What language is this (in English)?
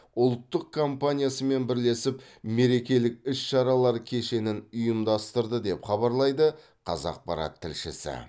Kazakh